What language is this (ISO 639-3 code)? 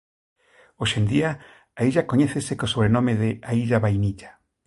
glg